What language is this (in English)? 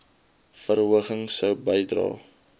Afrikaans